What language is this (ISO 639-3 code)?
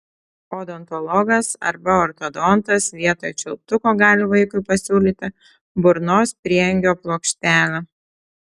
lit